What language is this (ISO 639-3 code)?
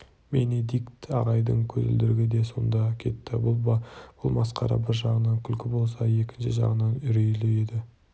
kaz